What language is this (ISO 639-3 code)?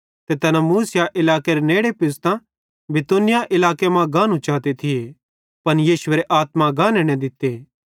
bhd